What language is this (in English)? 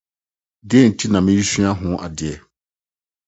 Akan